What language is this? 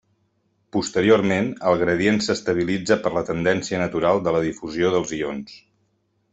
Catalan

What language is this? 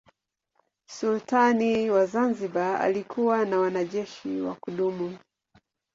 Swahili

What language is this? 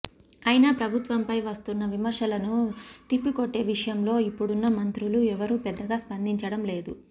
Telugu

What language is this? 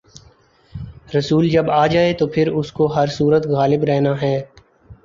Urdu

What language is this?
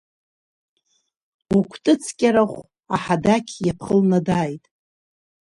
Abkhazian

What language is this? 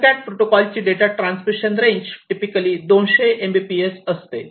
Marathi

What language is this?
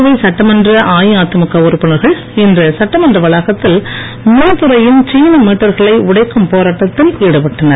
Tamil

